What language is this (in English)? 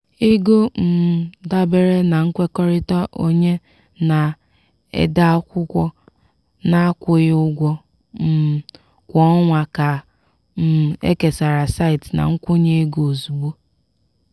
Igbo